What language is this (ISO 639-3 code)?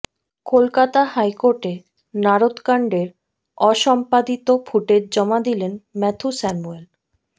ben